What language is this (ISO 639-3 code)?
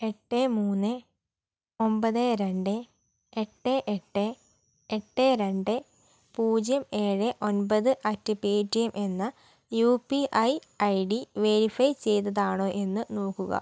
mal